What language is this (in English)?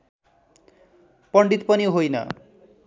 Nepali